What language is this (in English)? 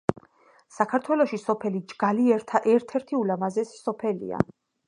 Georgian